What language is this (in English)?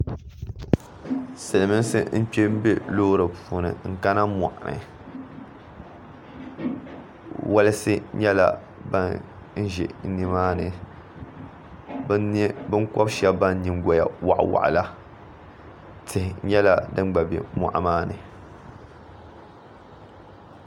Dagbani